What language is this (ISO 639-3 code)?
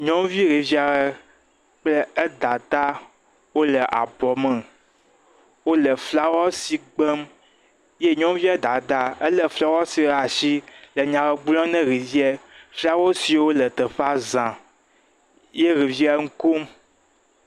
ewe